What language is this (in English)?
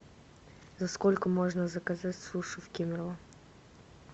Russian